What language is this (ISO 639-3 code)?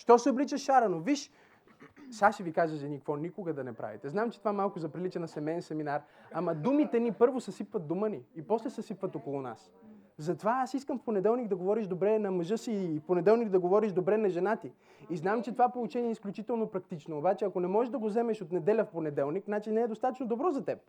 bul